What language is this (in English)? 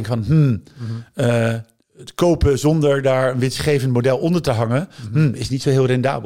Dutch